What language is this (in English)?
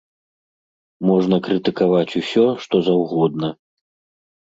Belarusian